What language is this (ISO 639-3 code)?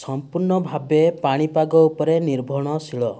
ori